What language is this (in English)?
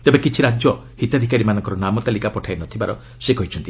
Odia